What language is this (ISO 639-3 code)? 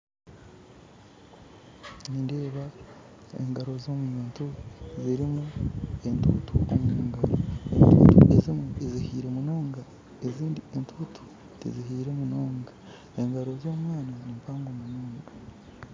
nyn